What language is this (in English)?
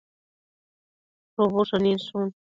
Matsés